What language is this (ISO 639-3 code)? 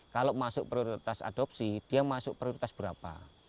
ind